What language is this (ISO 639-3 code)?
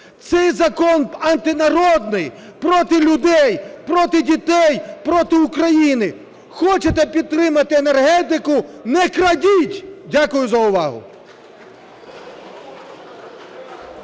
ukr